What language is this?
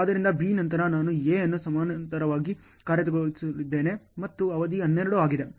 Kannada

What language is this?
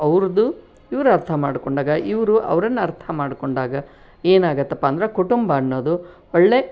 Kannada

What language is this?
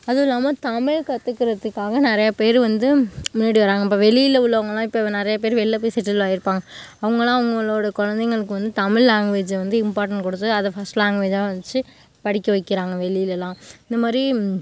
Tamil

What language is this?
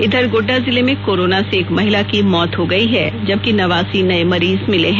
Hindi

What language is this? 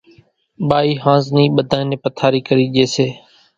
Kachi Koli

